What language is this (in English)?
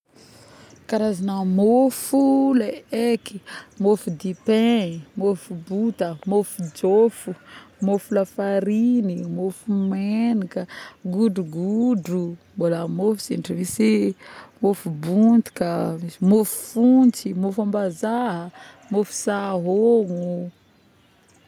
Northern Betsimisaraka Malagasy